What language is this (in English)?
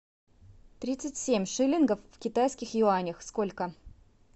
Russian